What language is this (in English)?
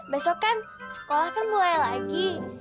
Indonesian